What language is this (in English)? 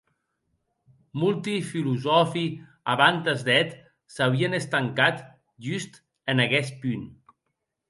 Occitan